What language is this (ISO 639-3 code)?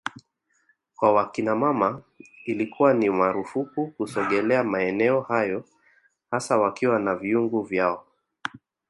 swa